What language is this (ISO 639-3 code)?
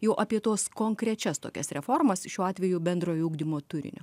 lit